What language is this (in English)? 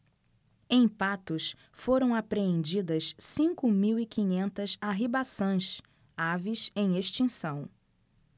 Portuguese